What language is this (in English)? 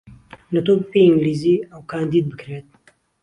Central Kurdish